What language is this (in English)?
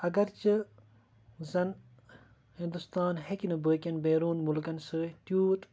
Kashmiri